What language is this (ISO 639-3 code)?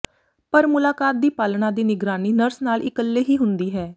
pan